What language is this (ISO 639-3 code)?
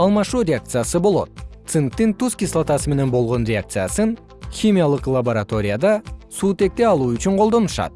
kir